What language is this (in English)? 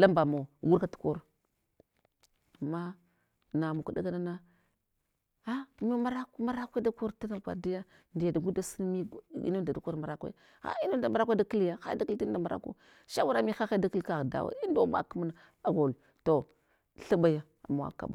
Hwana